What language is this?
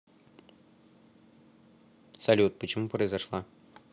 Russian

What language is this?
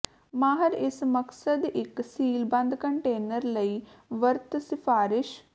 Punjabi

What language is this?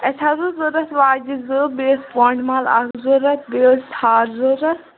Kashmiri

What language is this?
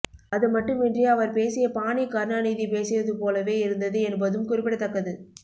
Tamil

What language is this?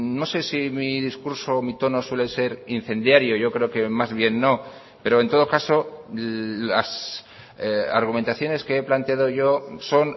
Spanish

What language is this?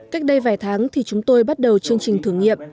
Vietnamese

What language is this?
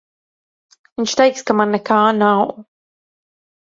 Latvian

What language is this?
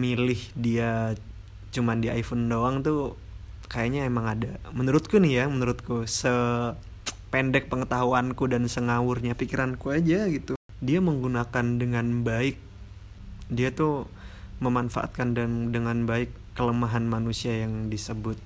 Indonesian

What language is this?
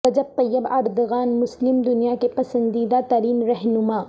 Urdu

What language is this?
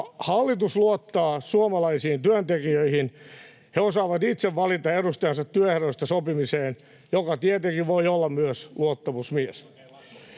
Finnish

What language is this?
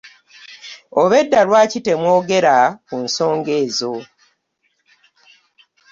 Ganda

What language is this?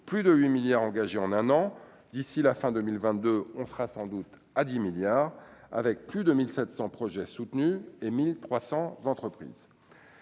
French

